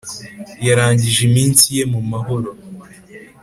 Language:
Kinyarwanda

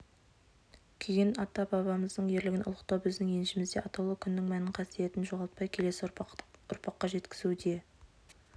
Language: Kazakh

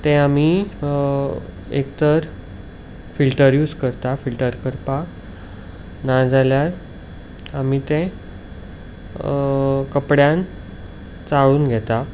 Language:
Konkani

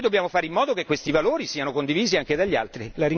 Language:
Italian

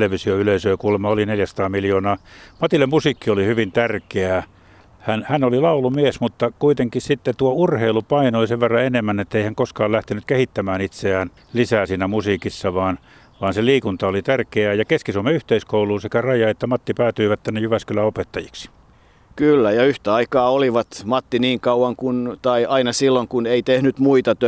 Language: Finnish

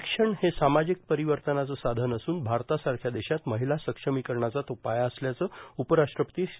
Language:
Marathi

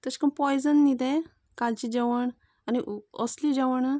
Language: Konkani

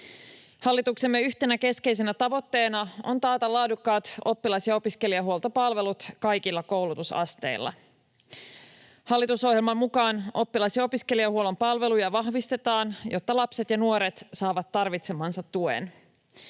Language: Finnish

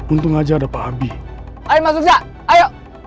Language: Indonesian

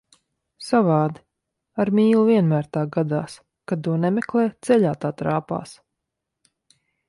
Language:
Latvian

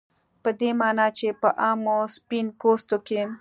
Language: Pashto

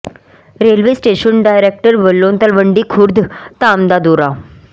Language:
Punjabi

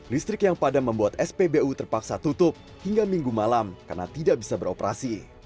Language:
Indonesian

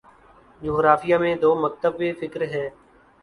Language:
Urdu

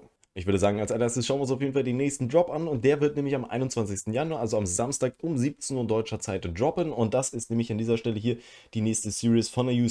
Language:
German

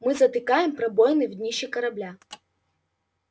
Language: Russian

